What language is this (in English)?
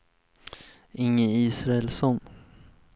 Swedish